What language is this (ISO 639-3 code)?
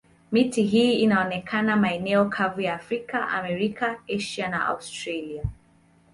swa